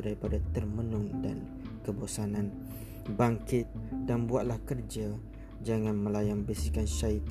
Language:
Malay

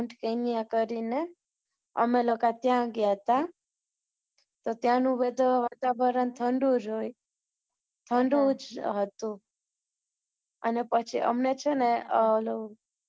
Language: Gujarati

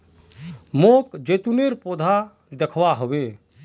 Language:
Magahi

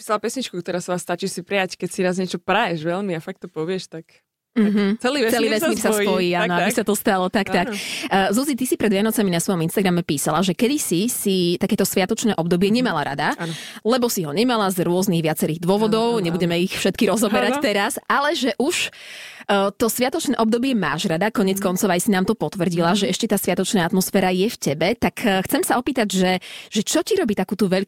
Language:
Slovak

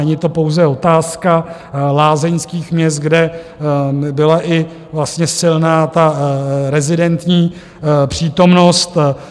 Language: Czech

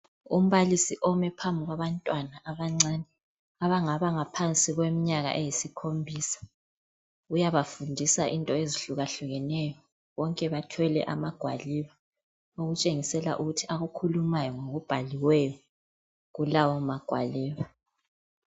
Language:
North Ndebele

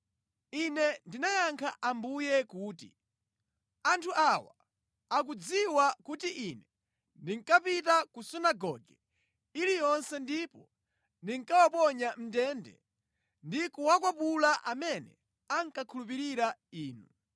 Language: Nyanja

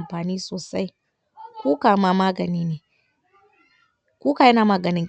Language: Hausa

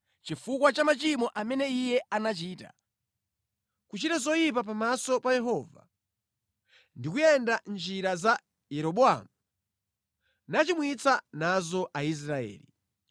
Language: Nyanja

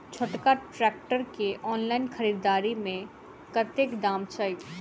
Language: Maithili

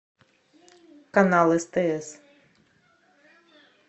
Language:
Russian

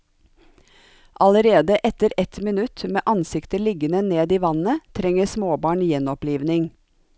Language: Norwegian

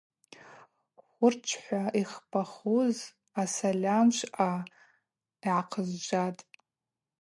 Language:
Abaza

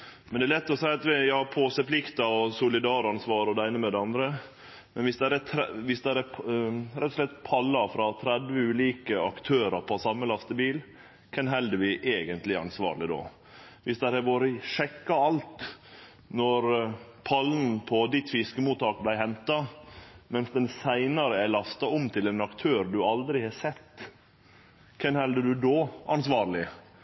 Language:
Norwegian Nynorsk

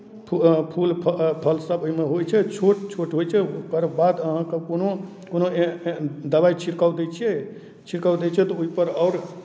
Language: Maithili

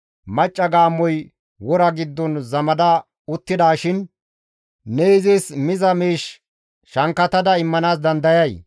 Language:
Gamo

